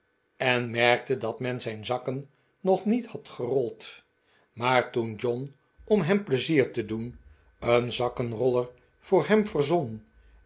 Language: Dutch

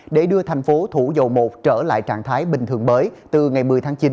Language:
Vietnamese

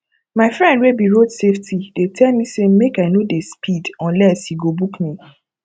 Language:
Nigerian Pidgin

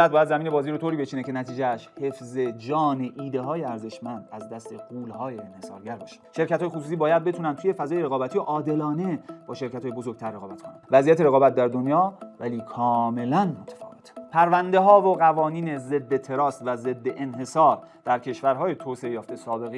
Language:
Persian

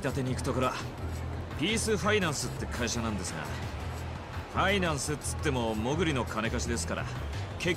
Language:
Japanese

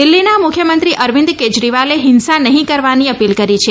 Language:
Gujarati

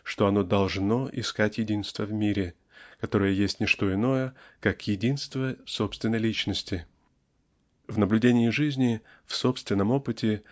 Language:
Russian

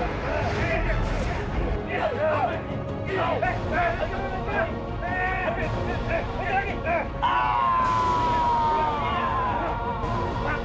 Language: Indonesian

